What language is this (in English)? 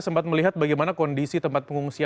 Indonesian